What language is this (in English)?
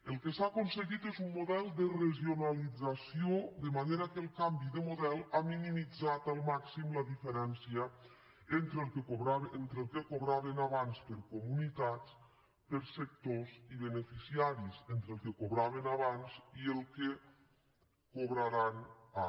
Catalan